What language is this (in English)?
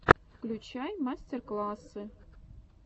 Russian